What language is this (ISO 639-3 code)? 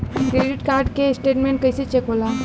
bho